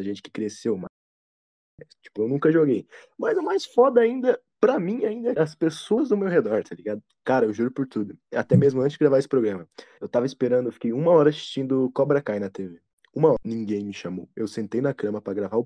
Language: Portuguese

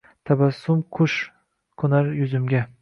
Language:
Uzbek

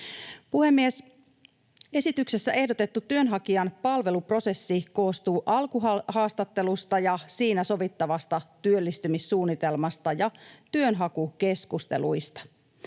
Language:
Finnish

